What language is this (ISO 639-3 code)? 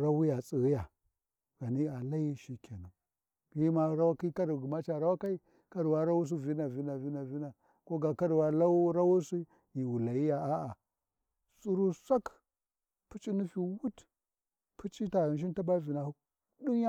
wji